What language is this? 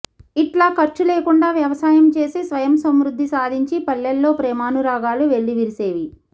Telugu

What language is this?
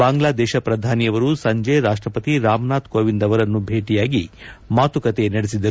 Kannada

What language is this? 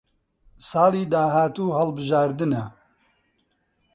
Central Kurdish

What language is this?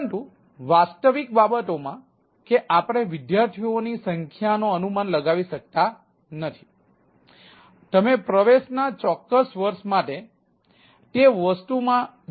Gujarati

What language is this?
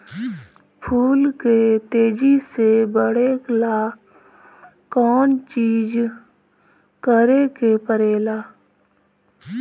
Bhojpuri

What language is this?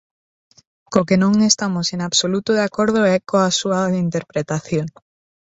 Galician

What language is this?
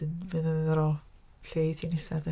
Welsh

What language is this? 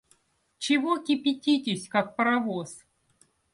Russian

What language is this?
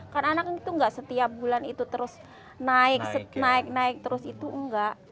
Indonesian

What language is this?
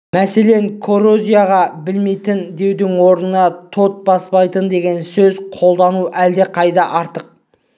Kazakh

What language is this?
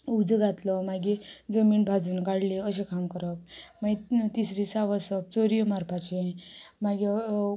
Konkani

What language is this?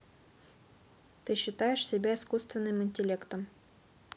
Russian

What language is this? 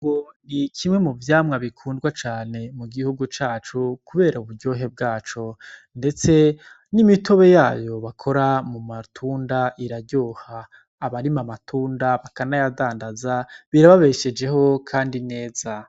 Rundi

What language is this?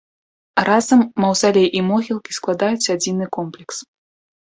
Belarusian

